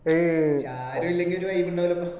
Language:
Malayalam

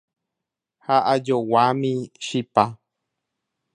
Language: Guarani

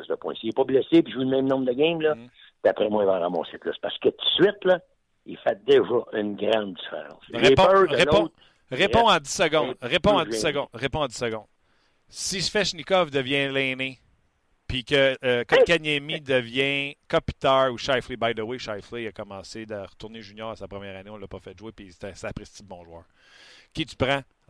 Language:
French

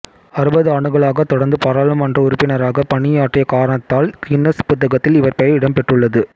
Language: Tamil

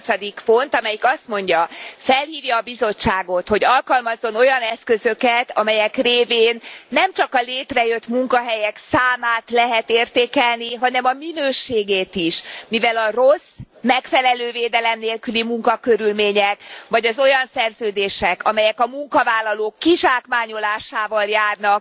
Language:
Hungarian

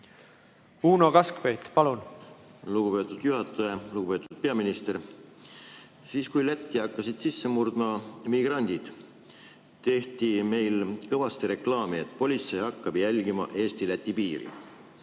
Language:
Estonian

